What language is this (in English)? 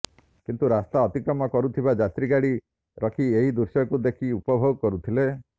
Odia